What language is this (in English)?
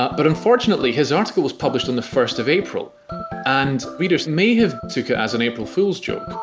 English